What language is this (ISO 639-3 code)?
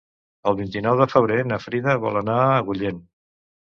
cat